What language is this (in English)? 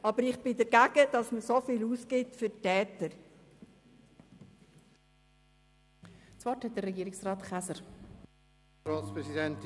Swiss German